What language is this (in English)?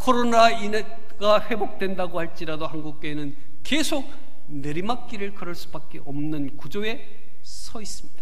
Korean